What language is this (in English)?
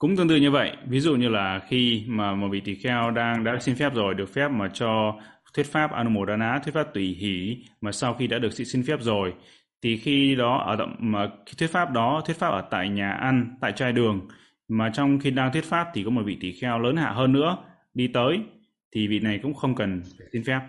Vietnamese